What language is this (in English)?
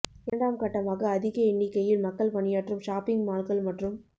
Tamil